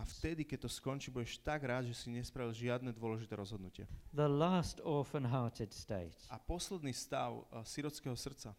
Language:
Slovak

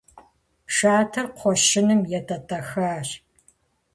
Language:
Kabardian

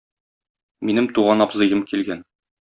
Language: Tatar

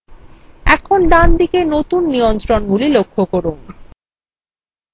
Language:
Bangla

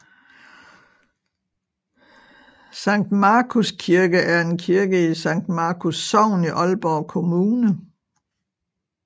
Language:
Danish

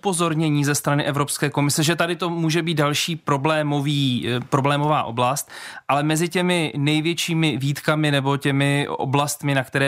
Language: Czech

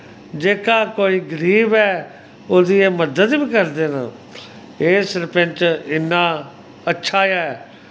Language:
Dogri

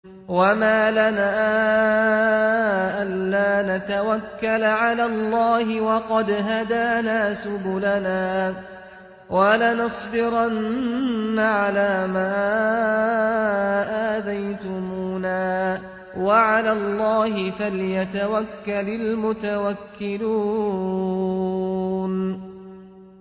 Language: Arabic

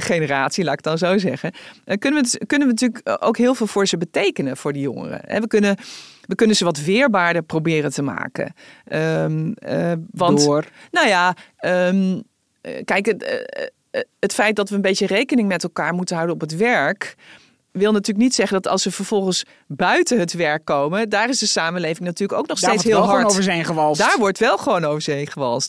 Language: Dutch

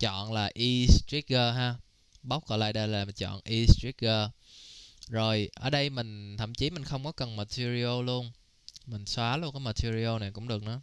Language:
Vietnamese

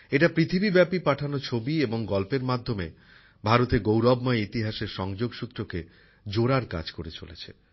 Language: Bangla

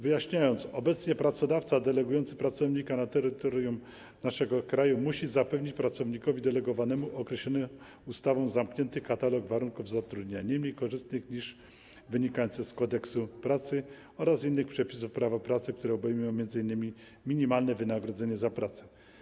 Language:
Polish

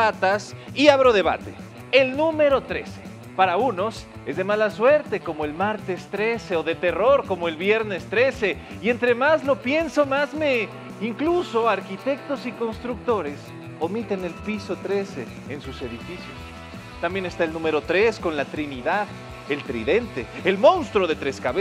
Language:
Spanish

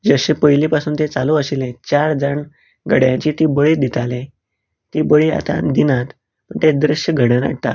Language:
Konkani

